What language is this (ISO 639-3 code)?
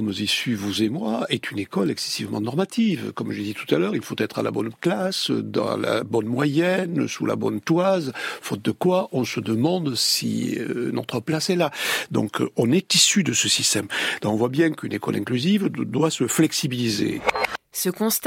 fra